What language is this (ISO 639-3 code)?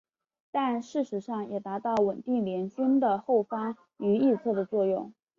zho